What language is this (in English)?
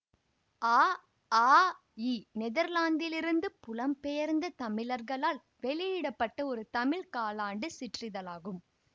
Tamil